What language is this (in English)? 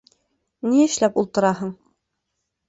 Bashkir